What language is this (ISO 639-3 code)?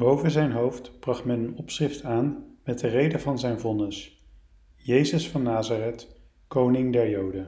nld